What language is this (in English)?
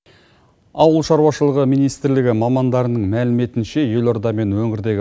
Kazakh